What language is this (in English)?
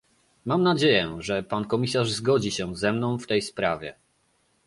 Polish